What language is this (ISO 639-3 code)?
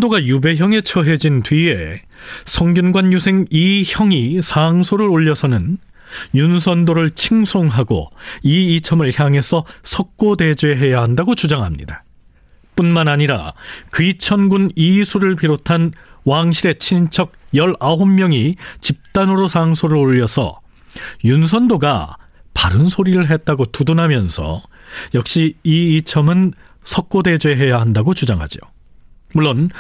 kor